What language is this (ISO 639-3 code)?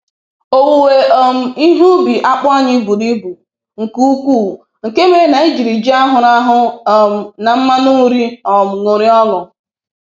ibo